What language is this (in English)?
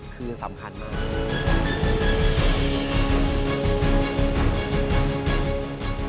Thai